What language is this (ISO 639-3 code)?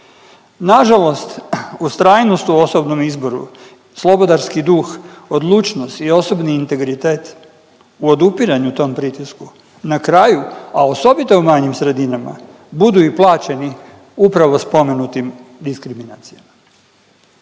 hrv